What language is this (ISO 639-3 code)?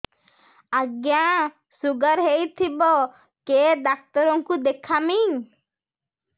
ori